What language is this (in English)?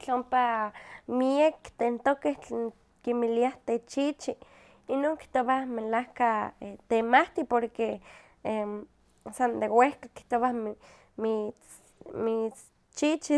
Huaxcaleca Nahuatl